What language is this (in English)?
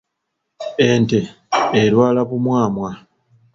Ganda